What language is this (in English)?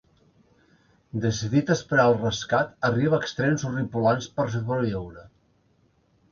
Catalan